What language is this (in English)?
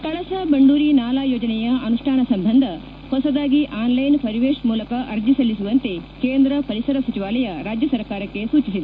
Kannada